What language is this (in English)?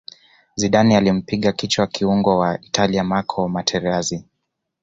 Swahili